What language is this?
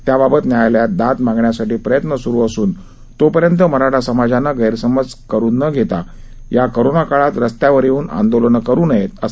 Marathi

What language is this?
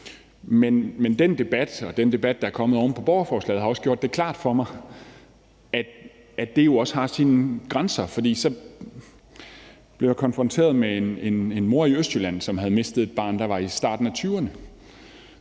Danish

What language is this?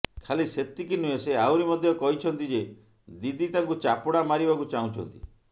Odia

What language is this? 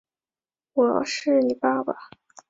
Chinese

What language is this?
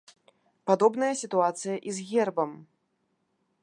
Belarusian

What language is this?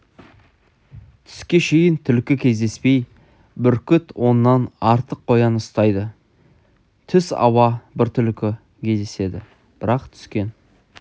Kazakh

